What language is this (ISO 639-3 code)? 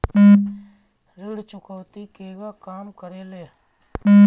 bho